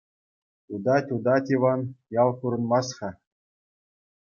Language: Chuvash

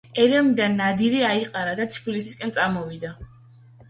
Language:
Georgian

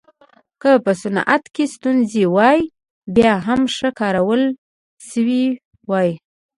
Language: Pashto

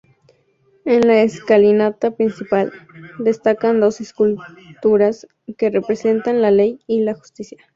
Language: Spanish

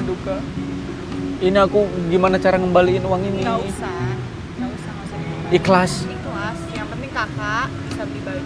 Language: Indonesian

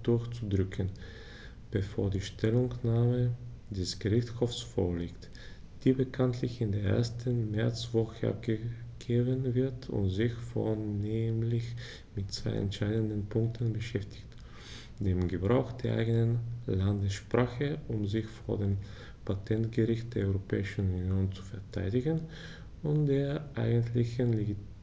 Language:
German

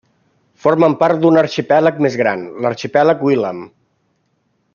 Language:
Catalan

